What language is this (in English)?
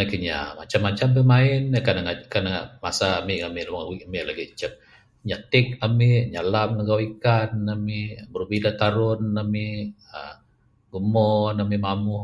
Bukar-Sadung Bidayuh